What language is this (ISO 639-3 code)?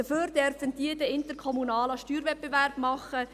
gsw